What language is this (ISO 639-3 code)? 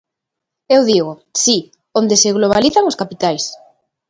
glg